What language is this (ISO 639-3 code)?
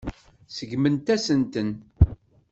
kab